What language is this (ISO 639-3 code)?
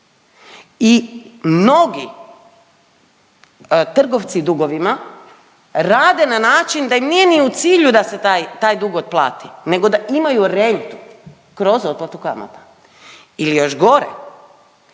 hrv